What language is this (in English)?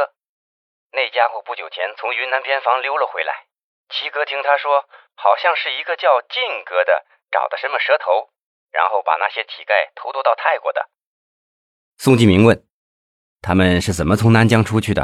Chinese